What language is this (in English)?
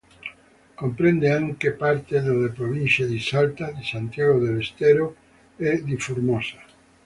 Italian